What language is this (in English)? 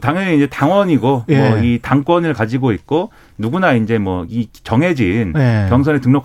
Korean